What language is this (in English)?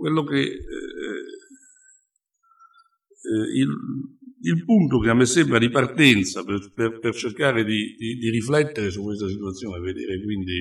Italian